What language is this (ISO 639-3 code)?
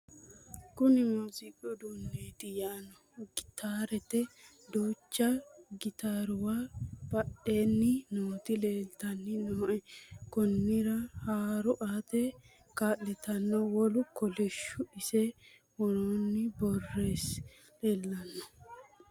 sid